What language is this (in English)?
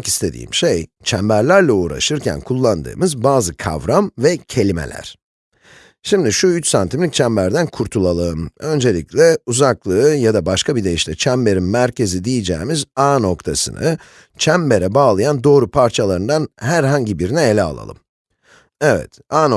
Turkish